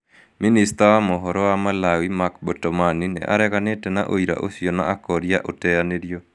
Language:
Kikuyu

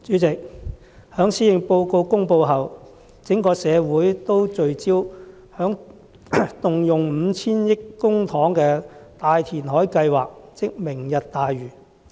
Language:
Cantonese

